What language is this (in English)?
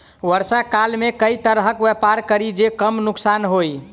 Maithili